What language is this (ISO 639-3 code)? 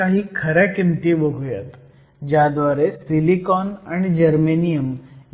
mar